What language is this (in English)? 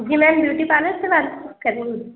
Urdu